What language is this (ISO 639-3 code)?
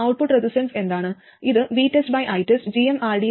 mal